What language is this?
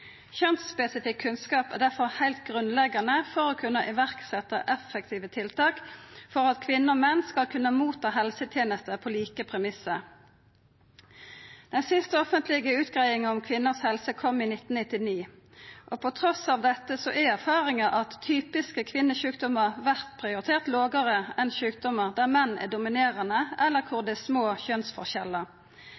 Norwegian Nynorsk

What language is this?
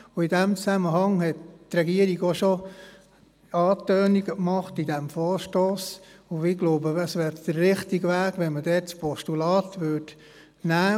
Swiss German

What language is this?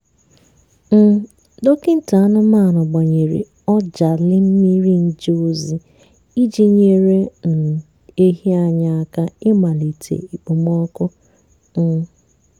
Igbo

